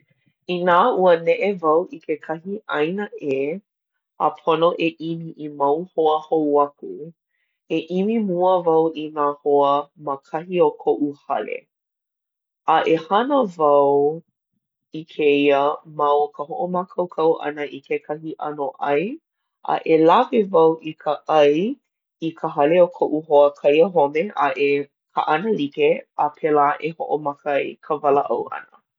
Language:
Hawaiian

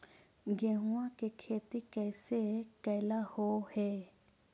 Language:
Magahi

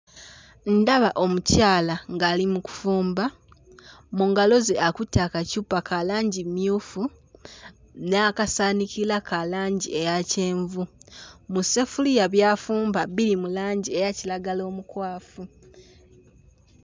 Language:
Ganda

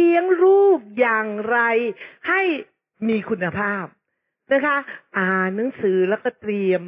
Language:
Thai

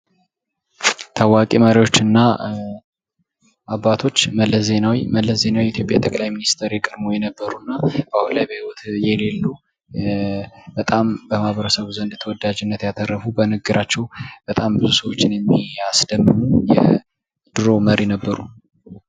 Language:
Amharic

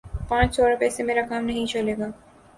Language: Urdu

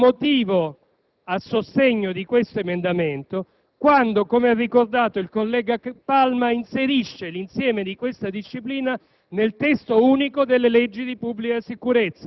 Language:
Italian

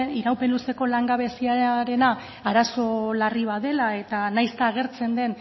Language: Basque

